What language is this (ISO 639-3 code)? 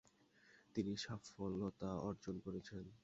ben